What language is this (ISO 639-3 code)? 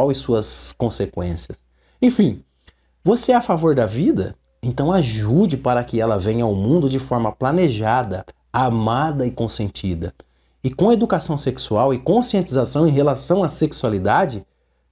por